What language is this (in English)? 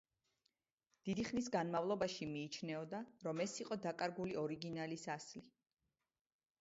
Georgian